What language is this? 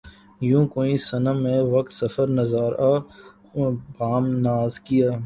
Urdu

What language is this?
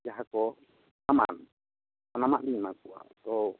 Santali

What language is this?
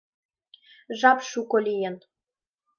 Mari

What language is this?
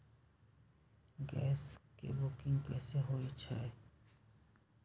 Magahi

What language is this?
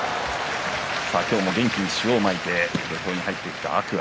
Japanese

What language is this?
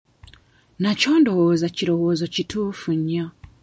Ganda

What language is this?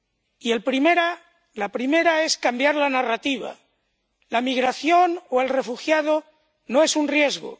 Spanish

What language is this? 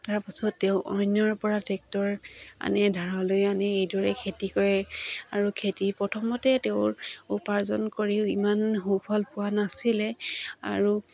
Assamese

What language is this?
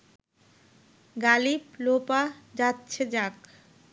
Bangla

